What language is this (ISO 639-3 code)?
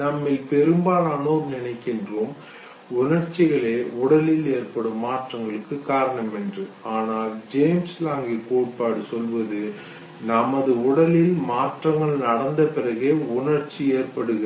tam